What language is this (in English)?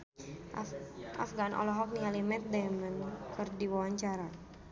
Sundanese